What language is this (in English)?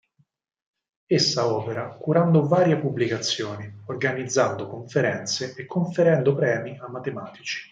Italian